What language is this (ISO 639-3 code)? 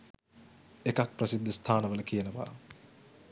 sin